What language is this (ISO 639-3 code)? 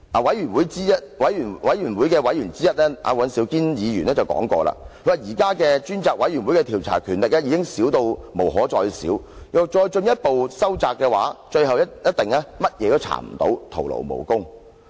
yue